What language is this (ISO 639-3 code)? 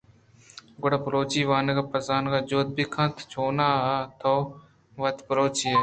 bgp